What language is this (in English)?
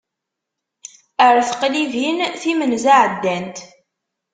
Kabyle